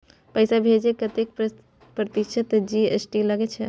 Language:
Maithili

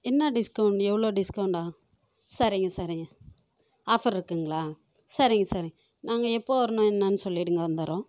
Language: Tamil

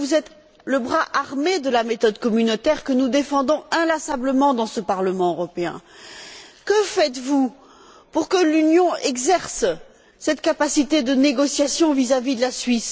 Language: French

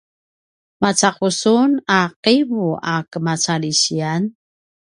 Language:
Paiwan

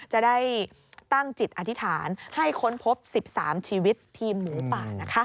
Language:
Thai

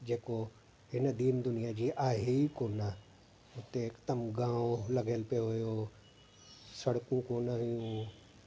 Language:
Sindhi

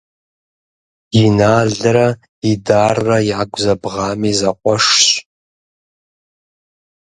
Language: Kabardian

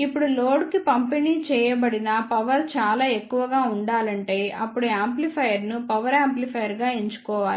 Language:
Telugu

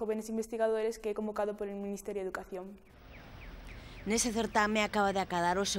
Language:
Spanish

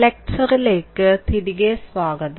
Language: Malayalam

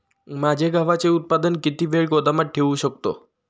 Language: Marathi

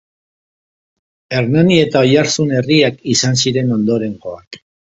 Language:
Basque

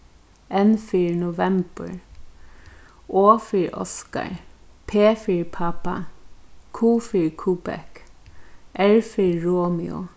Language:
Faroese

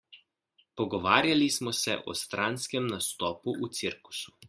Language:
Slovenian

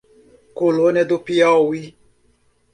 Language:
Portuguese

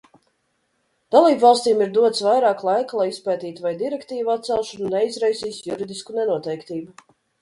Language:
Latvian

